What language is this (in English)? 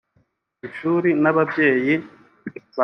Kinyarwanda